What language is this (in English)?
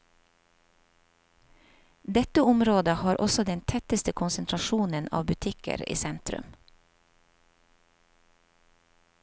Norwegian